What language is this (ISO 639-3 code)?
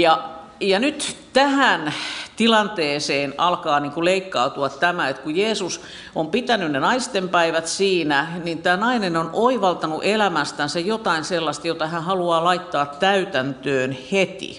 fin